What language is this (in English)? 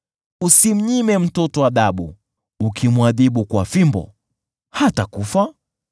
Swahili